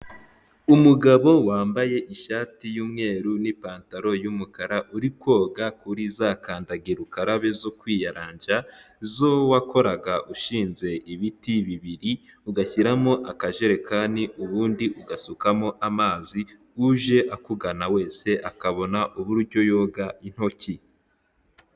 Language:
Kinyarwanda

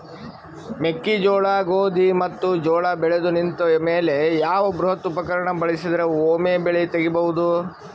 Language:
Kannada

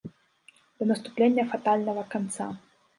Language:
Belarusian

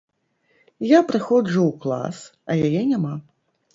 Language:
Belarusian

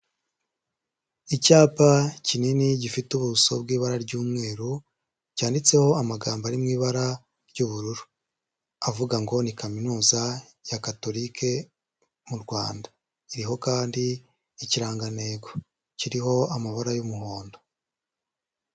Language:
Kinyarwanda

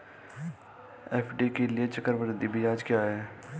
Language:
Hindi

